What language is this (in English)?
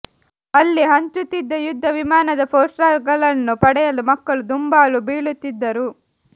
Kannada